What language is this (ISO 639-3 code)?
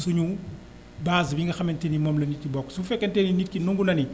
wol